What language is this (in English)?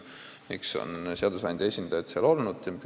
Estonian